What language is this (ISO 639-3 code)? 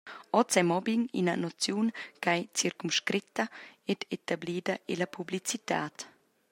roh